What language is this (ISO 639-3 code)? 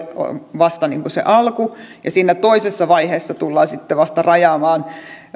fin